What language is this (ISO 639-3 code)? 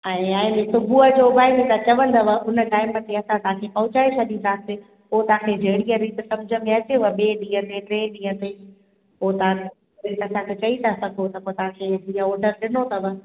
snd